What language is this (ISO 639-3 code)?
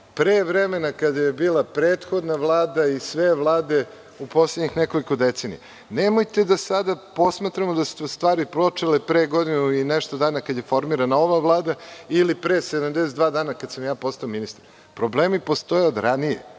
srp